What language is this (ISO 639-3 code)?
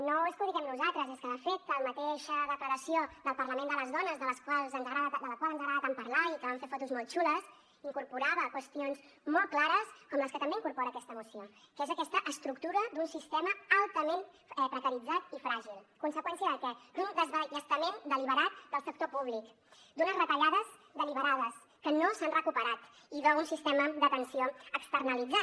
cat